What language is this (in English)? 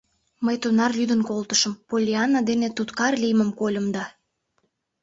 Mari